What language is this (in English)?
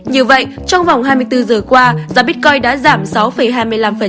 Vietnamese